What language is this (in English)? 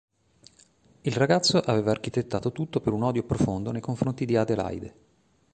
Italian